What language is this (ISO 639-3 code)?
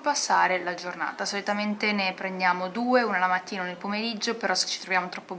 ita